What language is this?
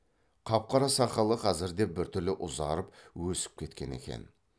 Kazakh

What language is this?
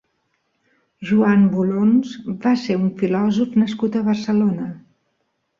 Catalan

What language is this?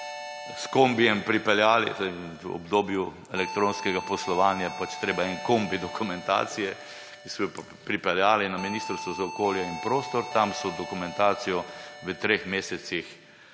Slovenian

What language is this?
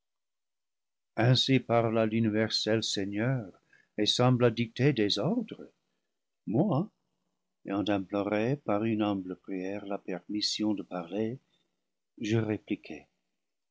French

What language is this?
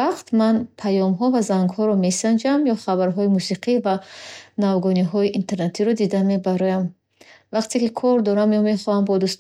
Bukharic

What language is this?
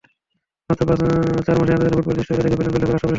Bangla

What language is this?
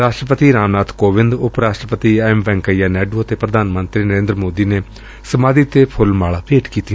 Punjabi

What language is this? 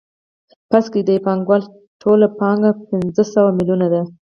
Pashto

